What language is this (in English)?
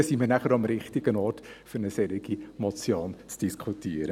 Swiss German